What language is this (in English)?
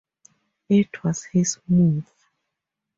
English